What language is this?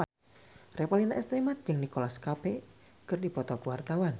Sundanese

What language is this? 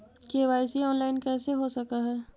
Magahi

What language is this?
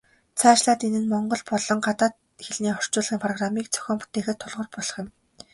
Mongolian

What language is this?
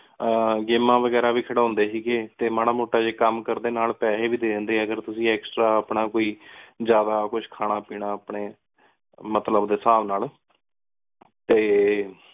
Punjabi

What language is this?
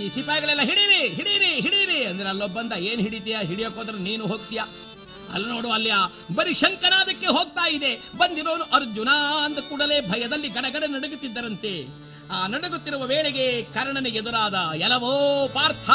Kannada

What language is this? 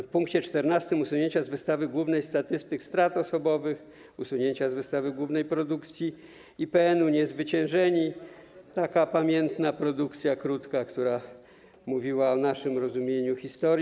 Polish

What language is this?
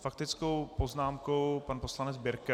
Czech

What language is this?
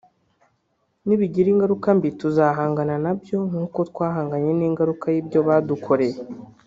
Kinyarwanda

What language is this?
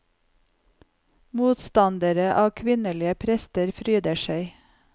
Norwegian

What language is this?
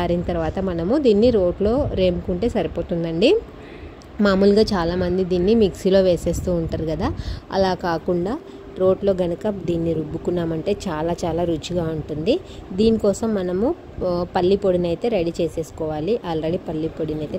Telugu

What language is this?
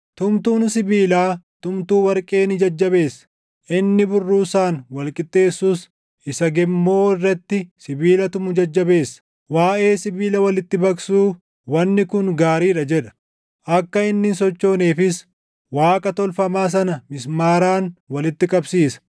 Oromo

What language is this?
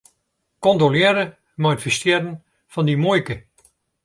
Western Frisian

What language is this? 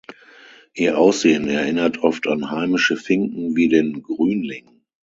German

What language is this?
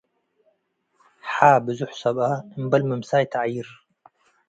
Tigre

